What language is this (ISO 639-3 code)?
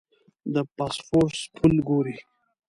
pus